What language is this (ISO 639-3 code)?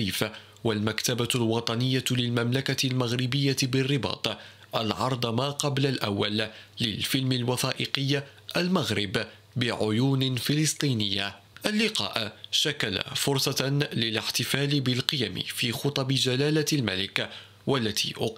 ara